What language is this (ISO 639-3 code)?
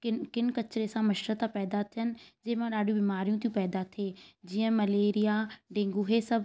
snd